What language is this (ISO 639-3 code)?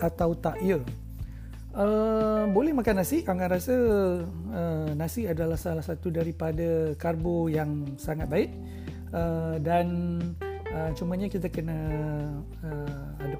msa